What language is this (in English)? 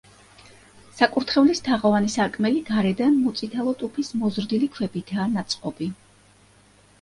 Georgian